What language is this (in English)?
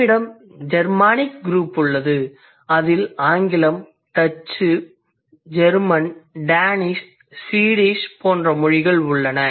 Tamil